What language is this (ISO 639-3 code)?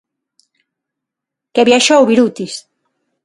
glg